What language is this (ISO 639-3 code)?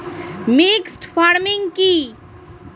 ben